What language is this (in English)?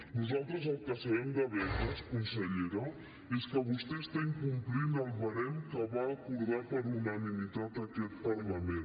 Catalan